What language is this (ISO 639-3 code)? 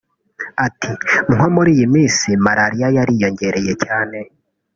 kin